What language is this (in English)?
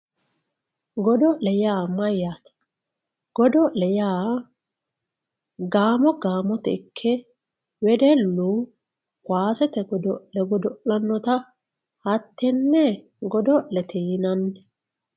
Sidamo